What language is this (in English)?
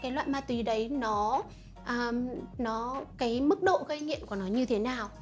Vietnamese